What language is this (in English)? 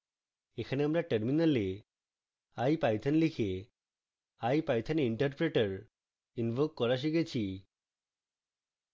Bangla